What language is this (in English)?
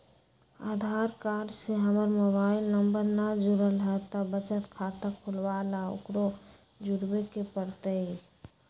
Magahi